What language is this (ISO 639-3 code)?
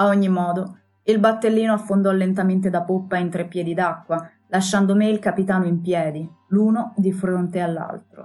ita